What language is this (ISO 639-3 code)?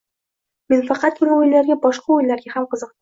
uzb